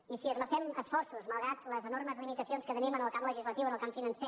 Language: Catalan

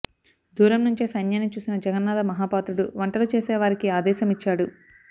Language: Telugu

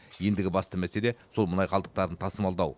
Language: Kazakh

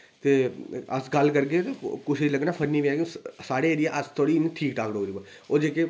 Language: Dogri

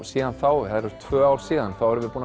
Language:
Icelandic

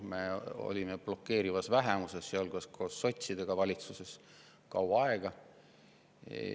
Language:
Estonian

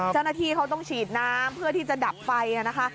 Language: Thai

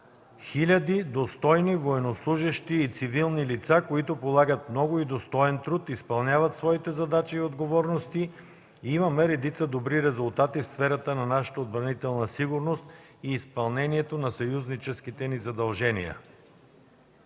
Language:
Bulgarian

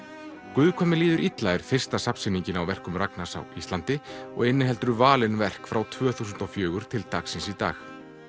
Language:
Icelandic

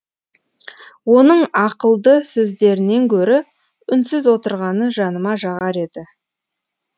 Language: Kazakh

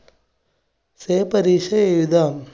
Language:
Malayalam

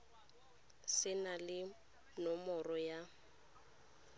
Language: Tswana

